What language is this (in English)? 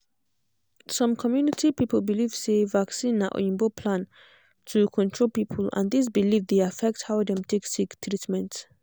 Nigerian Pidgin